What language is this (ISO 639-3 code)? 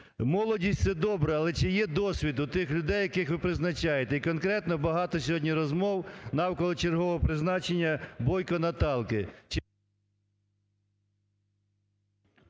ukr